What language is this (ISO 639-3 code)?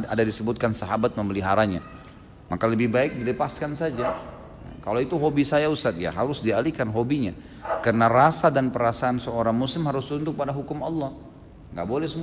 ind